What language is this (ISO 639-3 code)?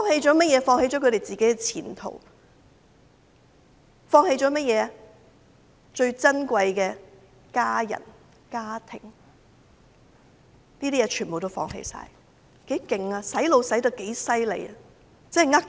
yue